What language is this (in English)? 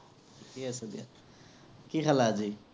Assamese